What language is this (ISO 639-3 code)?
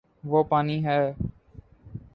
urd